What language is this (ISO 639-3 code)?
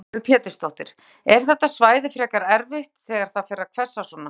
isl